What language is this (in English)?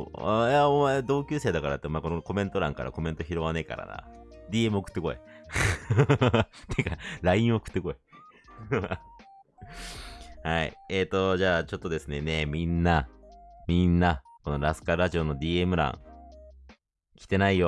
Japanese